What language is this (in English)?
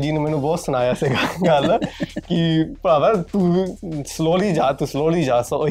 Punjabi